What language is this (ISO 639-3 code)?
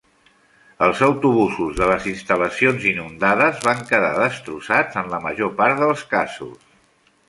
cat